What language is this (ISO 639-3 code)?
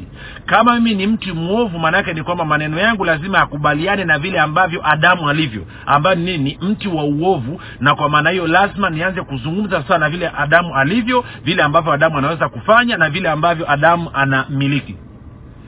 swa